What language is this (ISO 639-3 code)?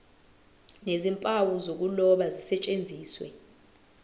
zul